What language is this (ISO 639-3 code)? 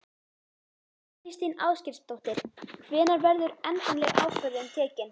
isl